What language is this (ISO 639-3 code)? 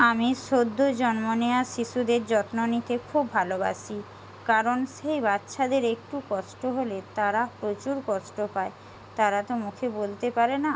ben